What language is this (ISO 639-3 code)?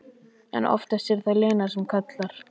isl